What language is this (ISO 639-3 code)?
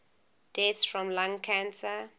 eng